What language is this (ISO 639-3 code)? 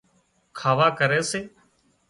kxp